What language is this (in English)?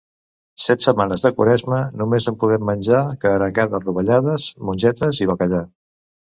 Catalan